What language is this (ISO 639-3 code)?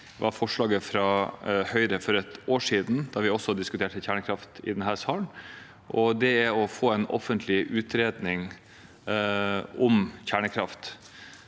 nor